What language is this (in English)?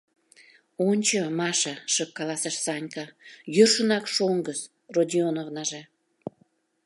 Mari